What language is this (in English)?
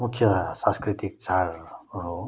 Nepali